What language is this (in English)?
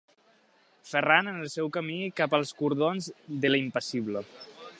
Catalan